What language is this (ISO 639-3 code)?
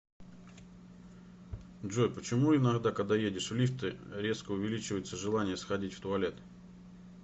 rus